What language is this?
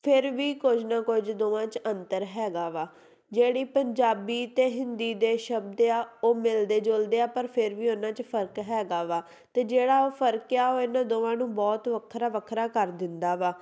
Punjabi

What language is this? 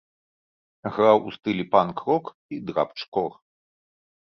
Belarusian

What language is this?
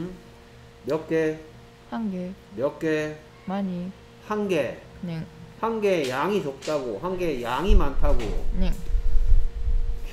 Korean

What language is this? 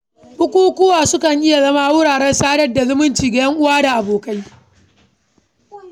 Hausa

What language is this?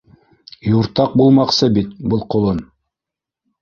Bashkir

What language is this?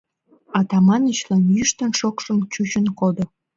Mari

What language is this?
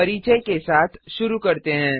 Hindi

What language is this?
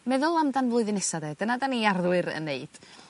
Welsh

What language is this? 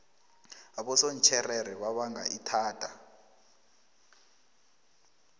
South Ndebele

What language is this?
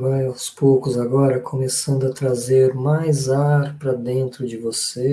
Portuguese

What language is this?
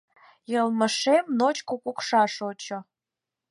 Mari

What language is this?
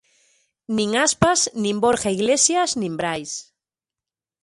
Galician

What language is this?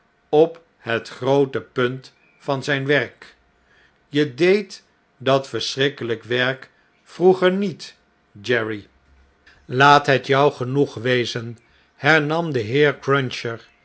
Dutch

